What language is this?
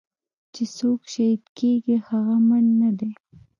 Pashto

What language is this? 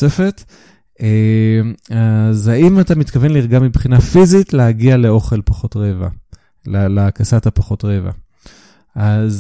Hebrew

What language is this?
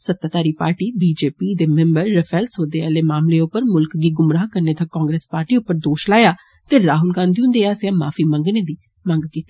Dogri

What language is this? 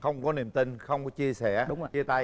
Vietnamese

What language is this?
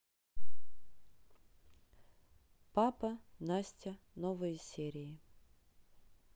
Russian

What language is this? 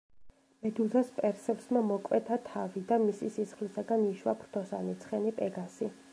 Georgian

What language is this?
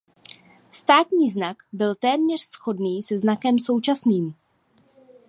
Czech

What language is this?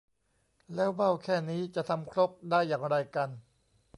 Thai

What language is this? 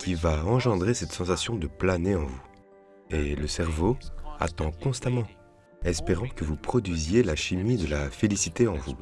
French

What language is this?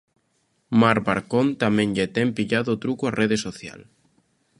Galician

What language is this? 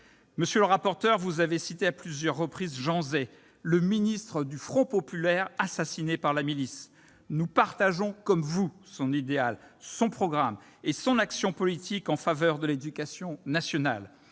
French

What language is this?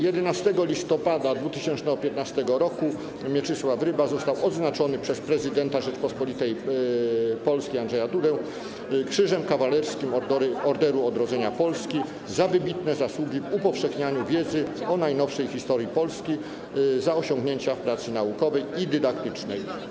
Polish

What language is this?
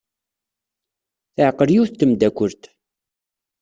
Kabyle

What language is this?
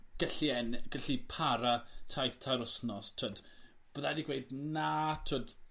Welsh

